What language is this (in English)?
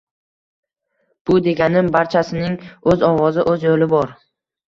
Uzbek